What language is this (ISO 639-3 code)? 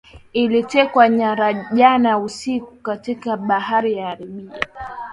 swa